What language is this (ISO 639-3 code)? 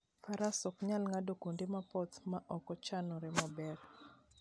luo